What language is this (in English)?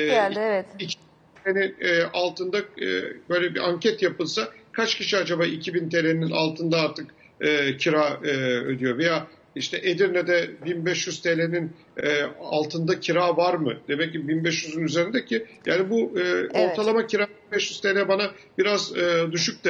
Turkish